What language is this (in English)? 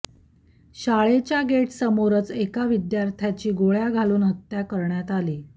Marathi